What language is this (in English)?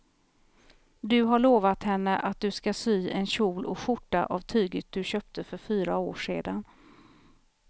Swedish